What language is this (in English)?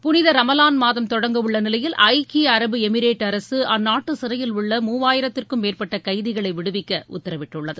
Tamil